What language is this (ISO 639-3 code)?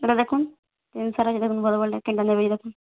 ori